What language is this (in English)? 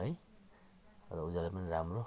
Nepali